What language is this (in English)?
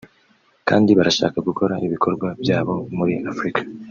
Kinyarwanda